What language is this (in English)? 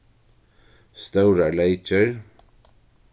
Faroese